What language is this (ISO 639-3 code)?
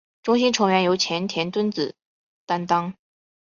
zho